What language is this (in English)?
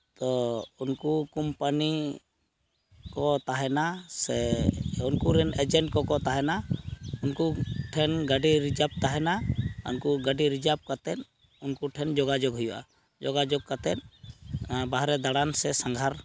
Santali